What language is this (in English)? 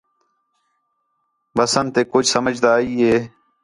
Khetrani